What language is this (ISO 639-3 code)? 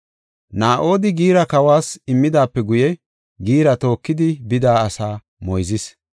gof